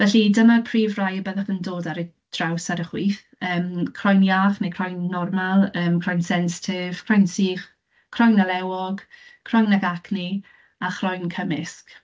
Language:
Welsh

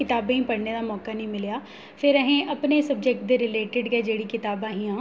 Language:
Dogri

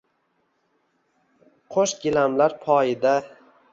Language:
Uzbek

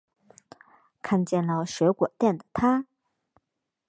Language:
Chinese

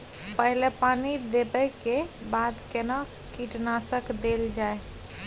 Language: Maithili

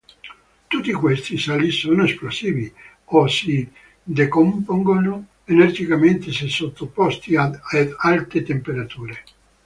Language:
Italian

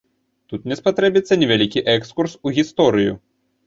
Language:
Belarusian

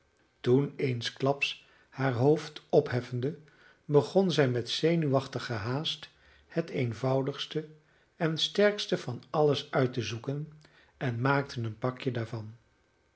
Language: Dutch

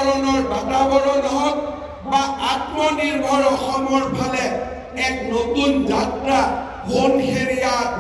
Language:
Bangla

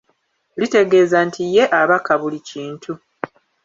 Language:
Ganda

